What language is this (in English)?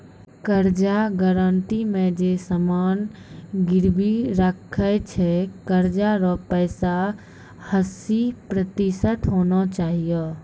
Maithili